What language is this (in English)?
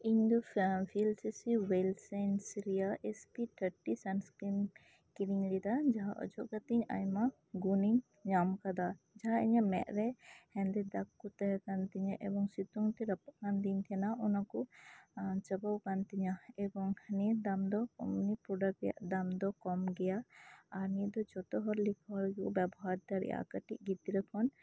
Santali